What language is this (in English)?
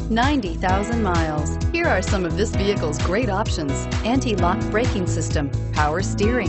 English